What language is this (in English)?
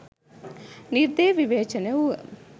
Sinhala